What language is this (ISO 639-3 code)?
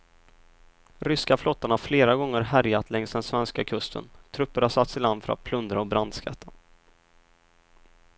swe